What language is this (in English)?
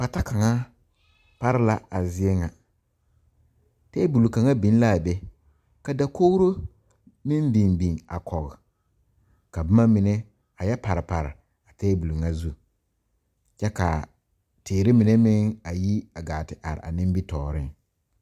Southern Dagaare